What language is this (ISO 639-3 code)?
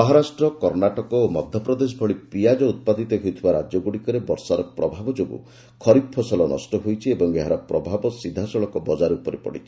ori